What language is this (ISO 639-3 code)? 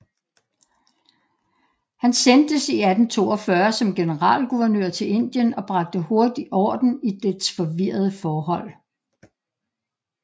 dan